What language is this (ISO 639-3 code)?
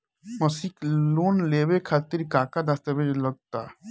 bho